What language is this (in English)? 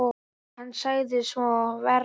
Icelandic